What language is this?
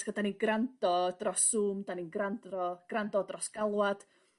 Welsh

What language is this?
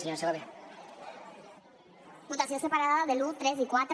Catalan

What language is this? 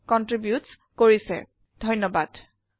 Assamese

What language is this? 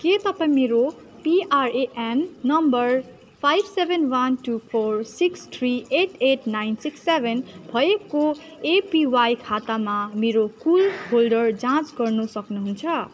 Nepali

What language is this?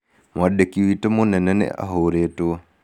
Kikuyu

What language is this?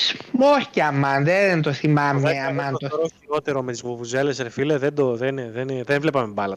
Greek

